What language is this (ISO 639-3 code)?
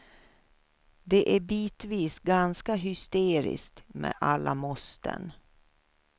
swe